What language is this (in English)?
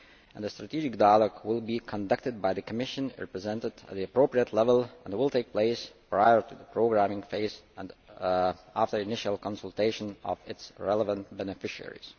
English